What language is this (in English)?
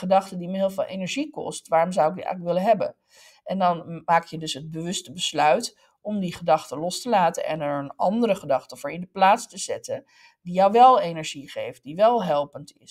Dutch